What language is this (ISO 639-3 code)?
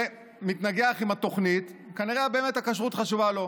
heb